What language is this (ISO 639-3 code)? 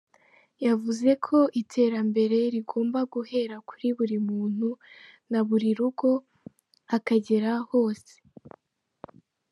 kin